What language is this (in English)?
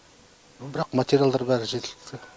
Kazakh